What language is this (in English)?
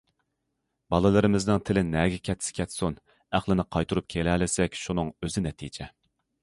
Uyghur